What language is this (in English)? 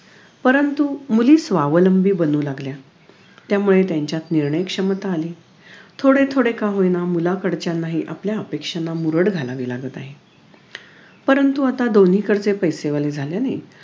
Marathi